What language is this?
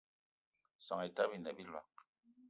Eton (Cameroon)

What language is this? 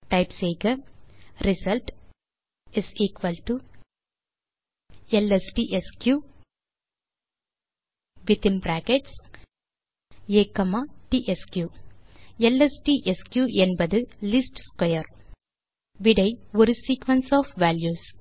Tamil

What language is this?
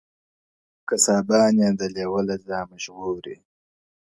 Pashto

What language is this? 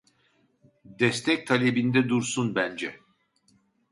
Turkish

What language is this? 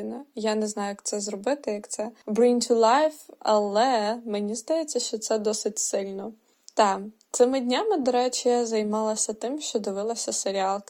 Ukrainian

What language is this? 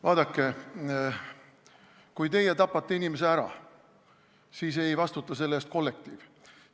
Estonian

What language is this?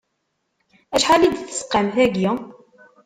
Kabyle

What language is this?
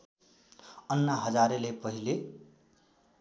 Nepali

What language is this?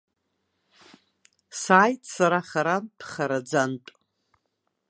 Abkhazian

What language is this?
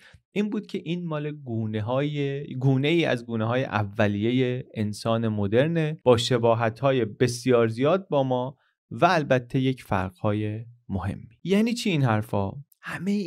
Persian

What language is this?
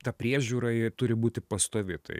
Lithuanian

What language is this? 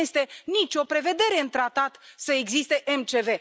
Romanian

